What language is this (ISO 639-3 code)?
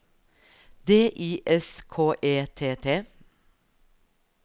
nor